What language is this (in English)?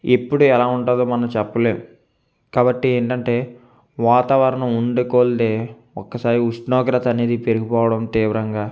Telugu